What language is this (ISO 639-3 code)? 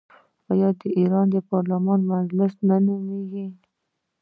pus